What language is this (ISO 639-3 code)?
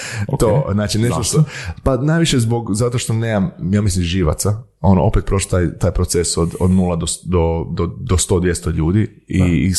hrv